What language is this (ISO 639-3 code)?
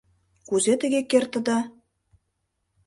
chm